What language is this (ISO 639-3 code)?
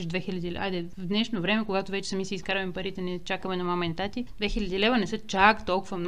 bul